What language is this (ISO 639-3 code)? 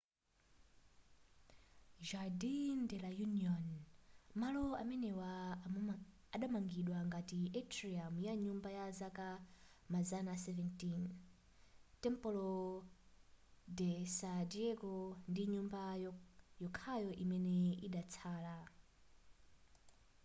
nya